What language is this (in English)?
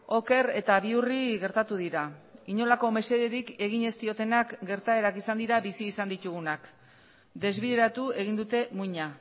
Basque